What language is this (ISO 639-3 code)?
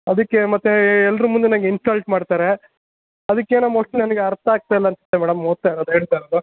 kan